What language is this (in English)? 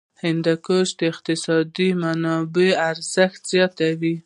Pashto